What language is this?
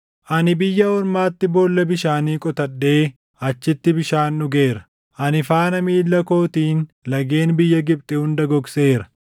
Oromo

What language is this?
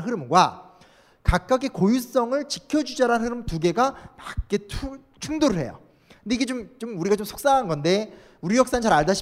Korean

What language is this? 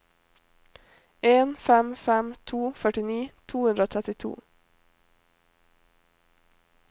Norwegian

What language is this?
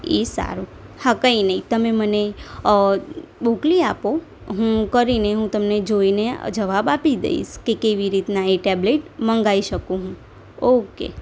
Gujarati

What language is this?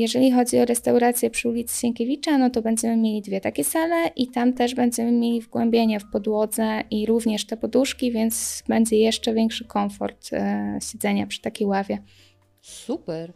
Polish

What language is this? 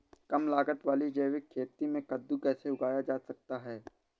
Hindi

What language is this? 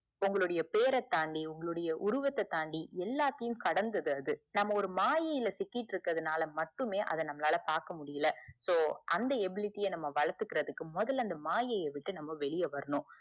Tamil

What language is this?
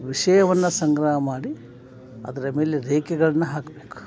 Kannada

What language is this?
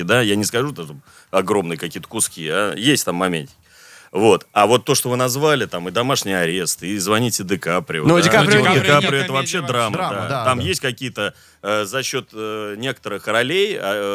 Russian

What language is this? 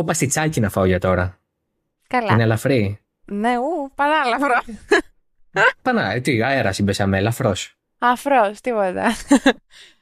Greek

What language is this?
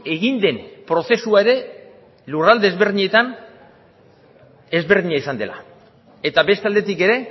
Basque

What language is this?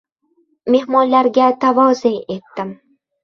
Uzbek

